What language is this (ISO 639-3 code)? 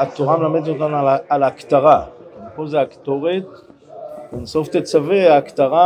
heb